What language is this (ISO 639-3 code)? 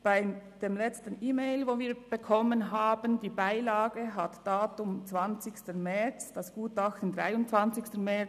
gsw